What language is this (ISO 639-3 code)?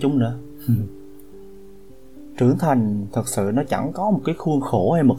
vie